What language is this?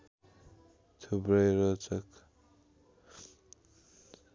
Nepali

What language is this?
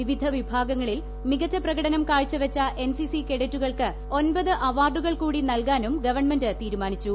Malayalam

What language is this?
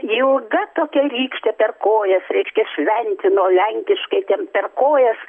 Lithuanian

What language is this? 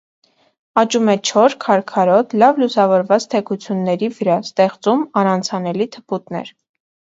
Armenian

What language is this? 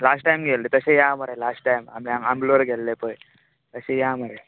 Konkani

